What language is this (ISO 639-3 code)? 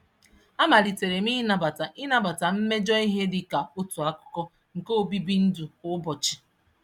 ibo